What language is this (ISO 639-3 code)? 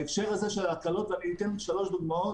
heb